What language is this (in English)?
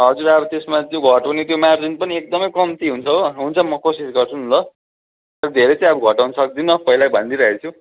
Nepali